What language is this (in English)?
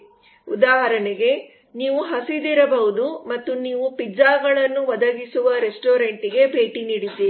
Kannada